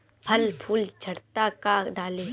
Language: Bhojpuri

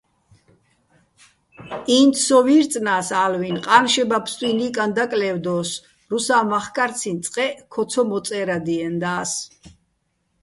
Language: Bats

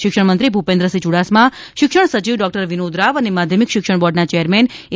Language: Gujarati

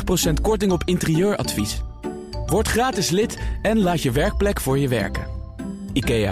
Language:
Dutch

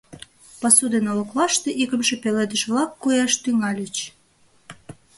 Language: Mari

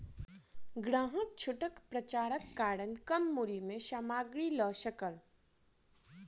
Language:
Maithili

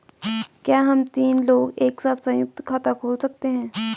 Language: Hindi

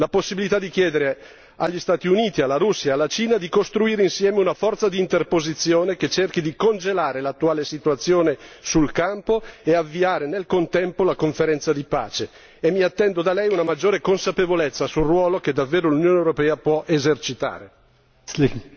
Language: Italian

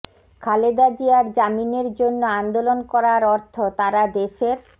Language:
Bangla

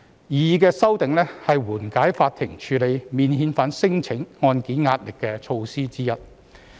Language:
Cantonese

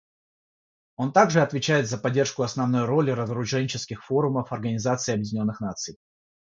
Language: Russian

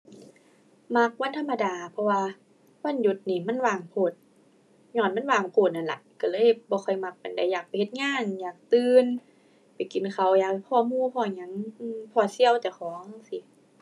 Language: Thai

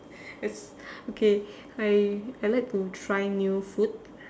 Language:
English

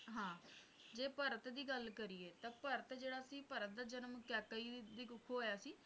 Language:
Punjabi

